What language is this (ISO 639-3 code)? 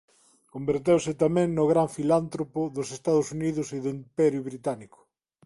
glg